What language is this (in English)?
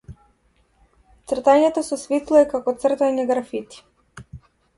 Macedonian